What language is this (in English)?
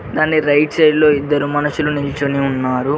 Telugu